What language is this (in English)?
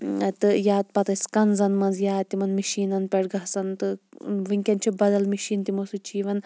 Kashmiri